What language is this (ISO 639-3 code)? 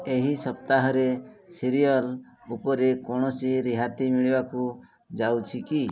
ori